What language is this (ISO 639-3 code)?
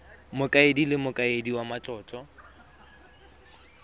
tsn